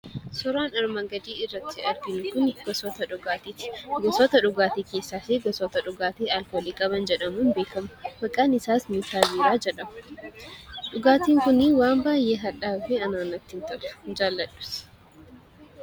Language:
Oromo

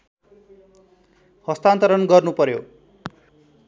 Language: Nepali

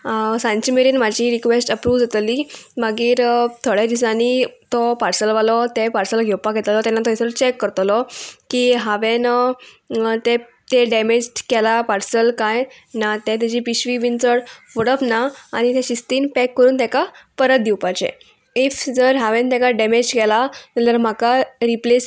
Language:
Konkani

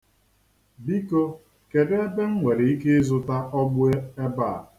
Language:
Igbo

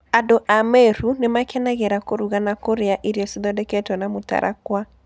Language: Kikuyu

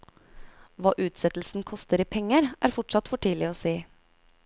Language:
Norwegian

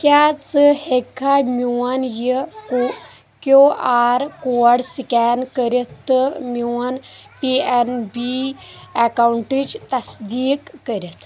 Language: Kashmiri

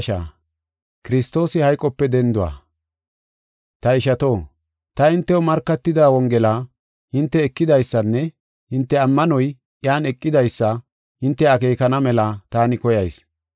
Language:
Gofa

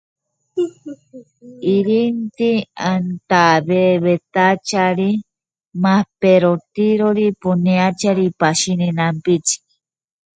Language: Spanish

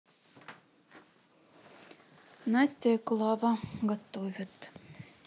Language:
Russian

